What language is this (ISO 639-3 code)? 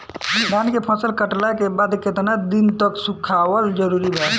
bho